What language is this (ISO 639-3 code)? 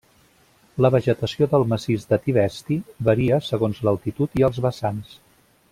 cat